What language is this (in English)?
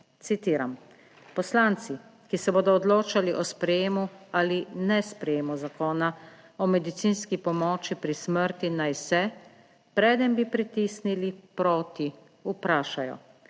Slovenian